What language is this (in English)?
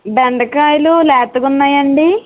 Telugu